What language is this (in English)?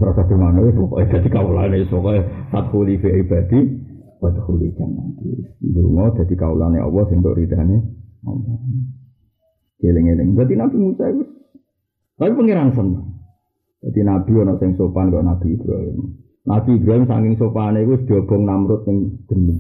Malay